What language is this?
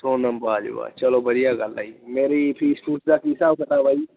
Punjabi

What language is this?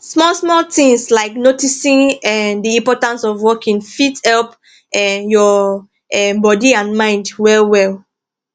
Nigerian Pidgin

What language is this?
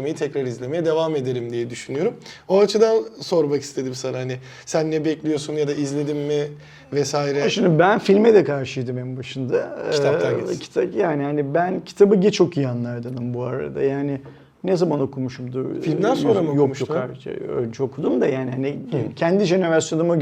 Turkish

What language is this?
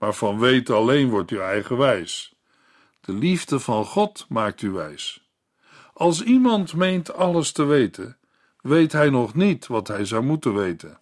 Dutch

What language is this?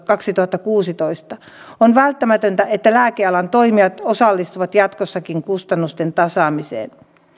Finnish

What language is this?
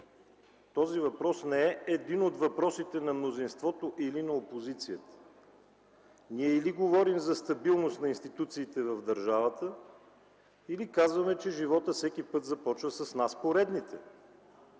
Bulgarian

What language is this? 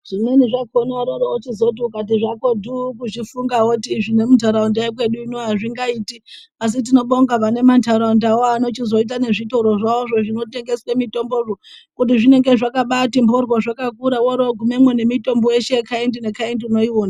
Ndau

